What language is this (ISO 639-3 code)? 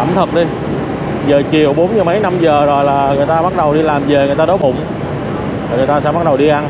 vie